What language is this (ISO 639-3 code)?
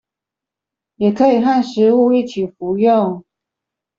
zho